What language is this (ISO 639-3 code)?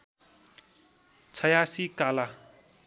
nep